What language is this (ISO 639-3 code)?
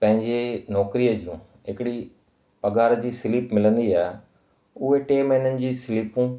snd